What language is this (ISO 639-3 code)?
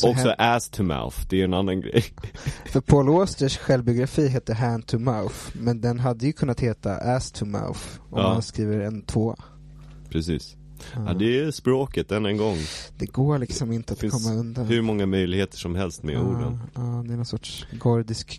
swe